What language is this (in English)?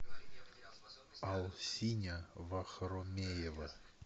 Russian